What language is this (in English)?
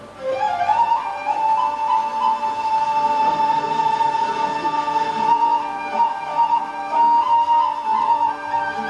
Turkish